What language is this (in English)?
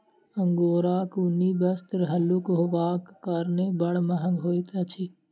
Maithili